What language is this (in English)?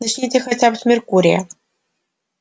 Russian